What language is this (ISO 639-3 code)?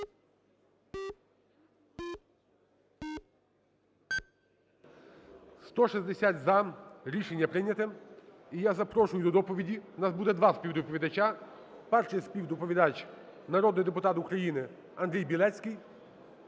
ukr